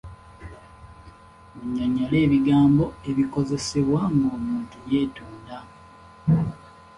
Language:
Ganda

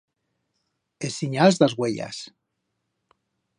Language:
Aragonese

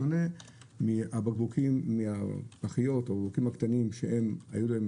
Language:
Hebrew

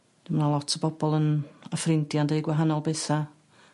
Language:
Welsh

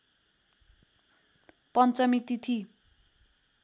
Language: Nepali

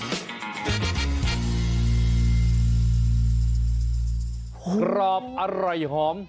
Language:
Thai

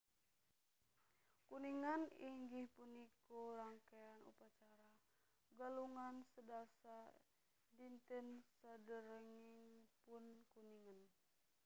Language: Javanese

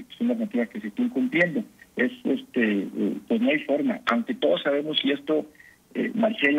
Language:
Spanish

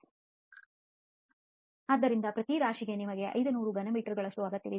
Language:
Kannada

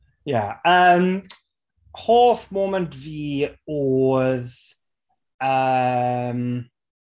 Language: Welsh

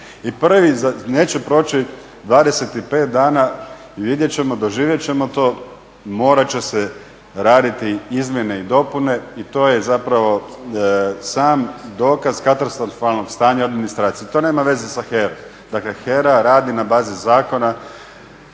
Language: Croatian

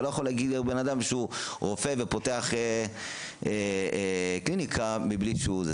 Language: Hebrew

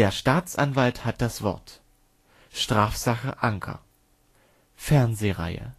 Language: German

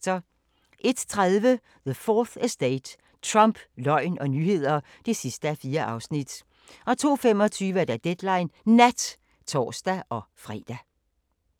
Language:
Danish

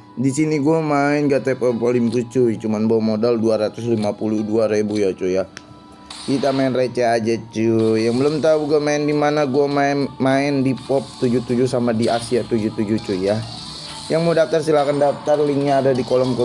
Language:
Indonesian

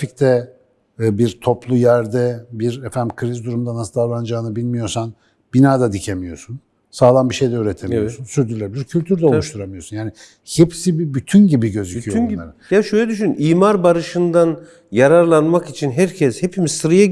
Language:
Turkish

